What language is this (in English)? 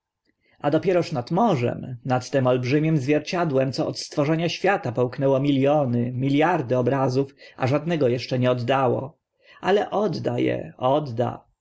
Polish